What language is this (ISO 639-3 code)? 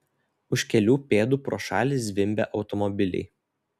lit